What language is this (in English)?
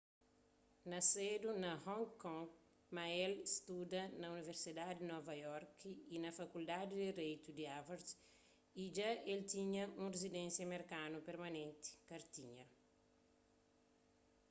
Kabuverdianu